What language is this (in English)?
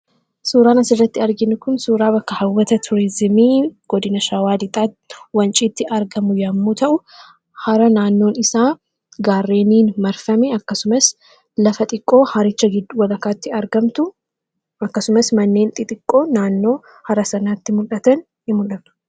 Oromo